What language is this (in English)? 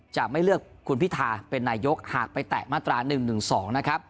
Thai